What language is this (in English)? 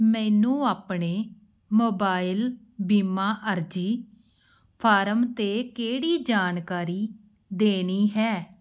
Punjabi